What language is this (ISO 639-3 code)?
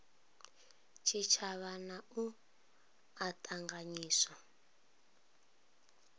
ven